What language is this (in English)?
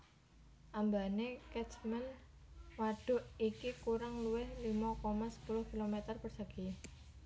Javanese